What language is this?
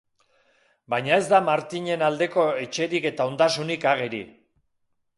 Basque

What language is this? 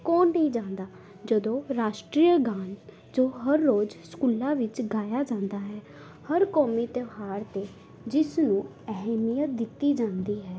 Punjabi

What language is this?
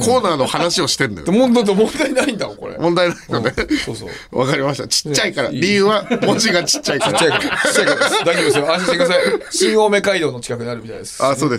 Japanese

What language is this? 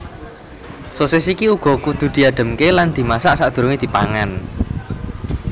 Javanese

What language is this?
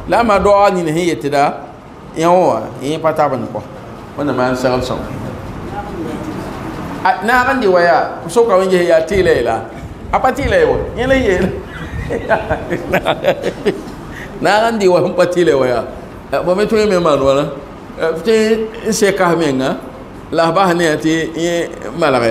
Arabic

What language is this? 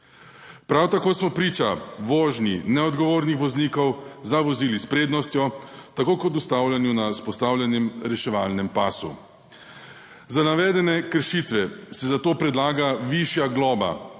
Slovenian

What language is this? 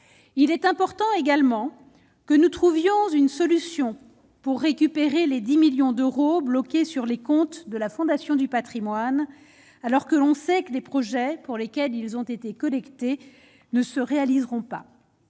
French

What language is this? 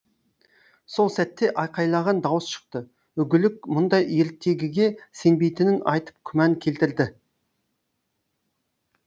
Kazakh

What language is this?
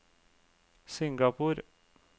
Norwegian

